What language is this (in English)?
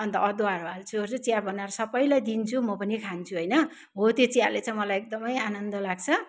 Nepali